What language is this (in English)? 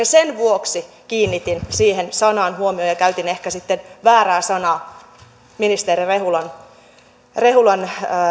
Finnish